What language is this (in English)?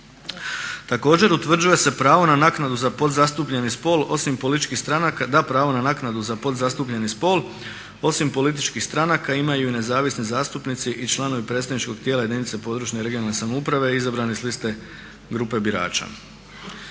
Croatian